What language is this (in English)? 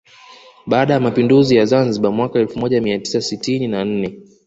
Swahili